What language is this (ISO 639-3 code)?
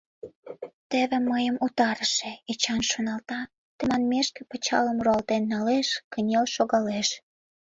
chm